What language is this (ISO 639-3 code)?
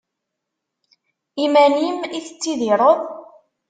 kab